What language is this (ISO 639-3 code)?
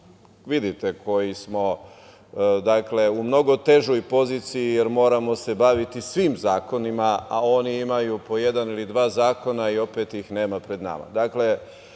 srp